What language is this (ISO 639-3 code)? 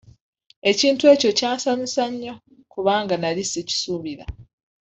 lug